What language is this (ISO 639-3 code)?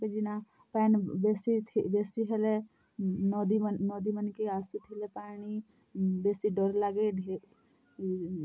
ori